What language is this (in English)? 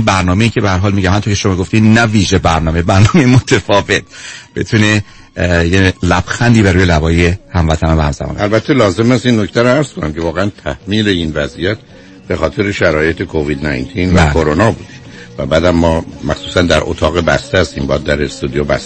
Persian